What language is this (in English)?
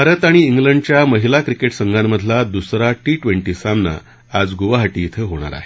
Marathi